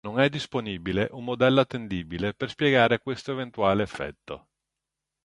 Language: Italian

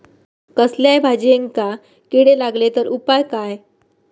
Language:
Marathi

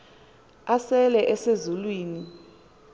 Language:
Xhosa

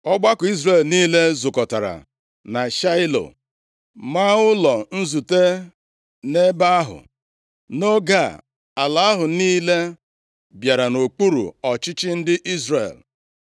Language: Igbo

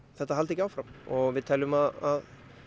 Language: Icelandic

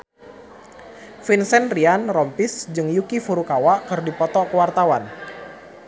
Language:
Sundanese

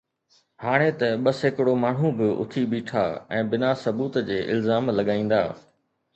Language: Sindhi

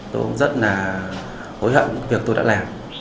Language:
Vietnamese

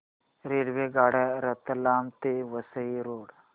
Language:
Marathi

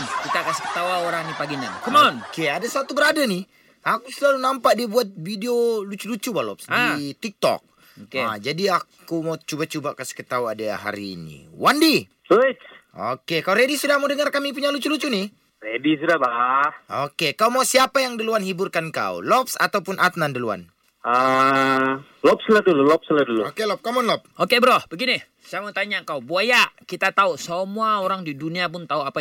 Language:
Malay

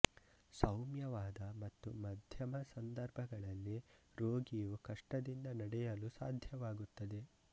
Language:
Kannada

